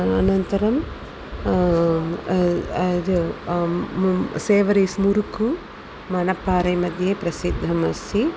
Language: Sanskrit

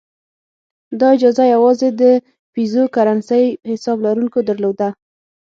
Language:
Pashto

